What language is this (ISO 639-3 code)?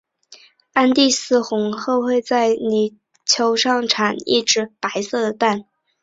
zho